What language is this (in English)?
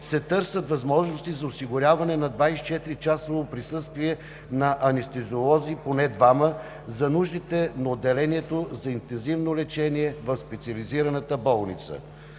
Bulgarian